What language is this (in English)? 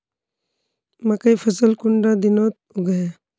Magahi